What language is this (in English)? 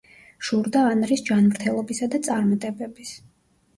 Georgian